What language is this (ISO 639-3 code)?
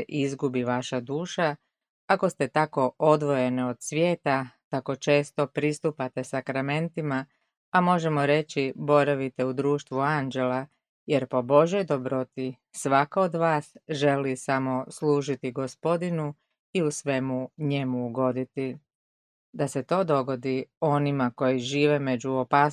hrv